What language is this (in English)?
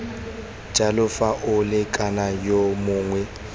Tswana